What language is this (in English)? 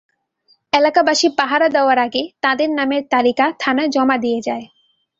Bangla